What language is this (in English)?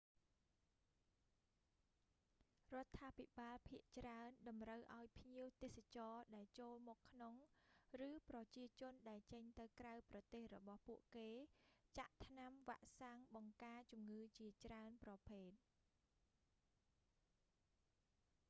Khmer